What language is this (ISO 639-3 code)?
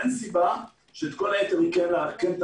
heb